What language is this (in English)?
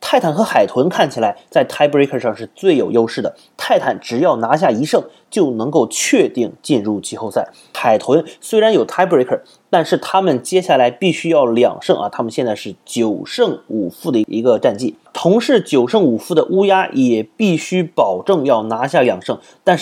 Chinese